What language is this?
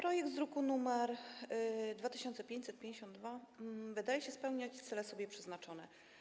Polish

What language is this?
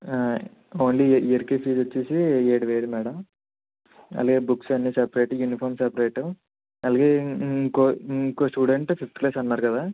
Telugu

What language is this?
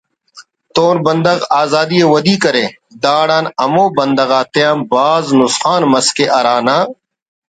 Brahui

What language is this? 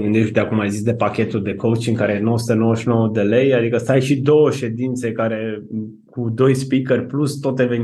Romanian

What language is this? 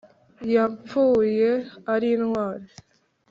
Kinyarwanda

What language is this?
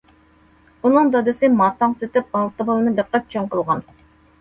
Uyghur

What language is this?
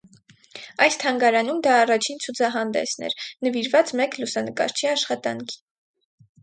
Armenian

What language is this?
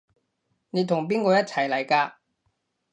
Cantonese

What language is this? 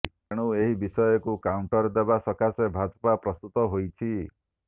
Odia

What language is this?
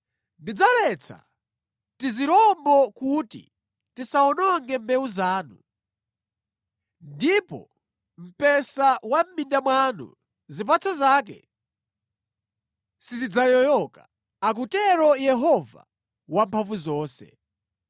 Nyanja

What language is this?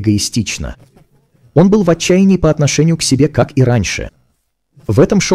Russian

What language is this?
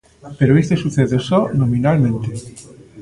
Galician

